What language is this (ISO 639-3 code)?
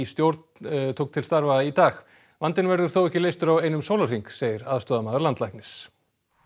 isl